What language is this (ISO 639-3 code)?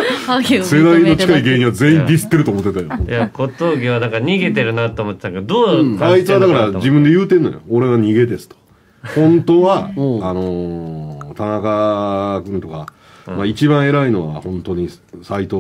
jpn